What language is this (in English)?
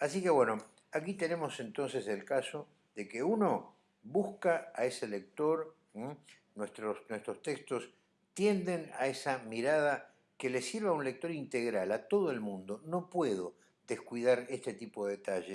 Spanish